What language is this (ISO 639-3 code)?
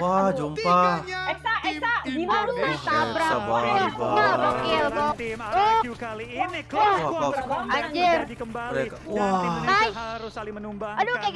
ind